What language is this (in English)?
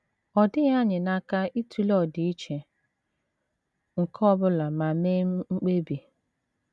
Igbo